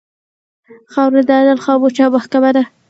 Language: Pashto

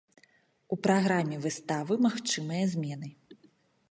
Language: Belarusian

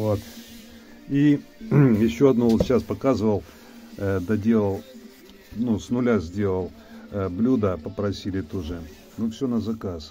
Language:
Russian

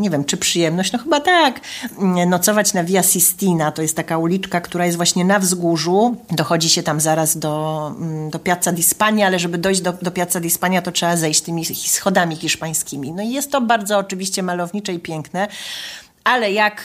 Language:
Polish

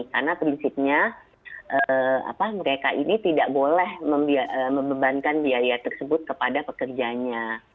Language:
Indonesian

